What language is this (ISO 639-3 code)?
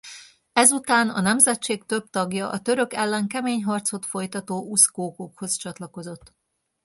hun